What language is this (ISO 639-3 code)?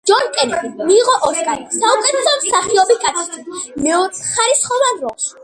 kat